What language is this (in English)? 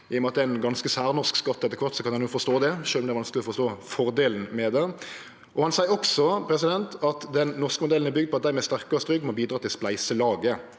Norwegian